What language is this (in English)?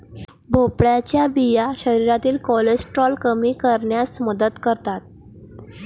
Marathi